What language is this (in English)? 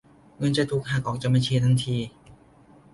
Thai